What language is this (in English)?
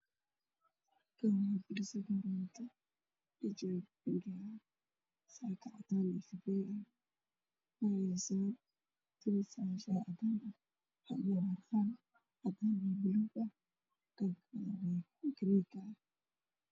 Somali